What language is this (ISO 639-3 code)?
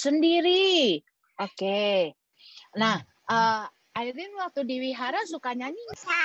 ind